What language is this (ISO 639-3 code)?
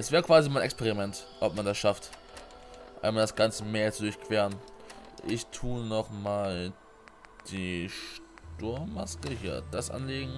deu